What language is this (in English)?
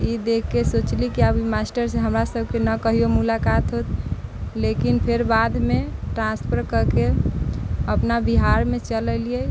Maithili